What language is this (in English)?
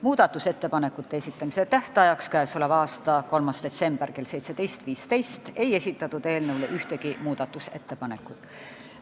Estonian